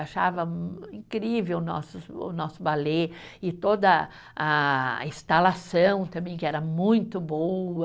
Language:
Portuguese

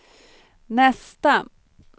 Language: Swedish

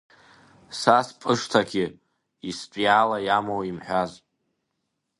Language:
Abkhazian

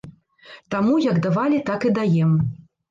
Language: Belarusian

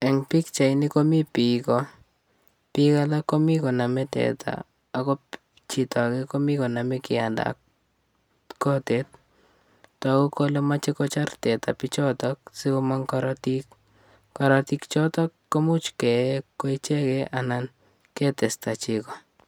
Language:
Kalenjin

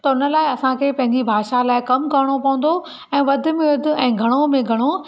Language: Sindhi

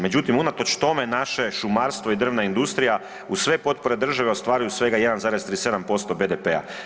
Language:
Croatian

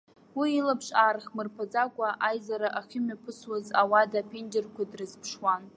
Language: Abkhazian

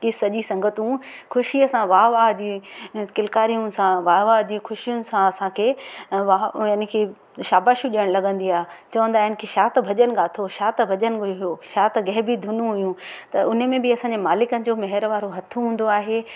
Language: Sindhi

